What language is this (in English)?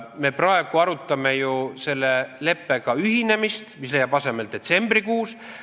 Estonian